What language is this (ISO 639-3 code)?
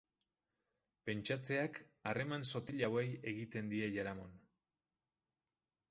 eus